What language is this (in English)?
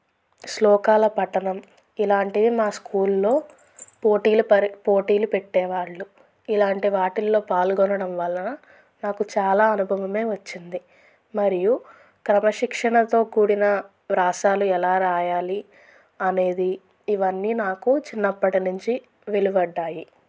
Telugu